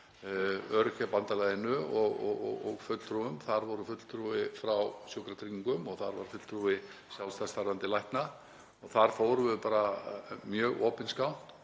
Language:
Icelandic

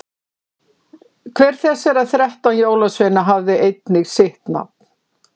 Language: Icelandic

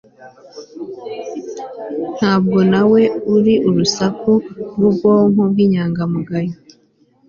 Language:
Kinyarwanda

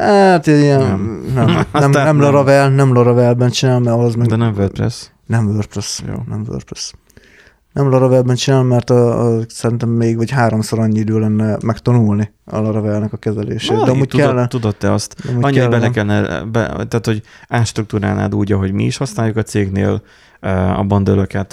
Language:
Hungarian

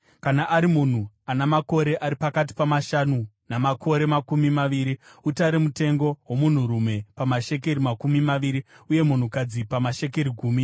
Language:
Shona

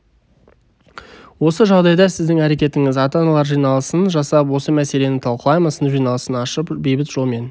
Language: Kazakh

